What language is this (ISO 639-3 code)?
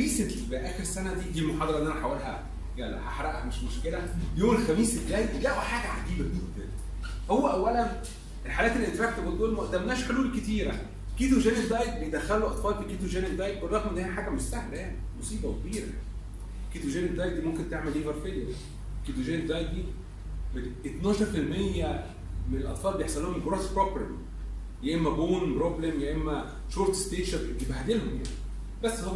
ara